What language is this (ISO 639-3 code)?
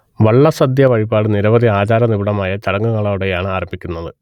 mal